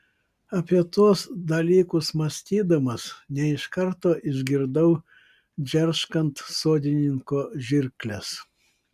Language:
Lithuanian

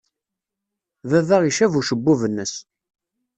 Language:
Kabyle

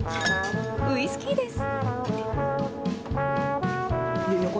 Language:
Japanese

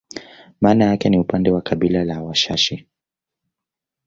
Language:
Swahili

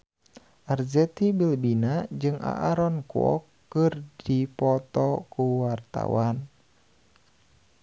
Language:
Sundanese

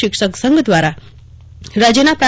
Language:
Gujarati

